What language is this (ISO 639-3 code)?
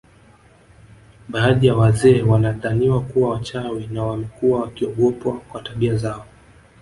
swa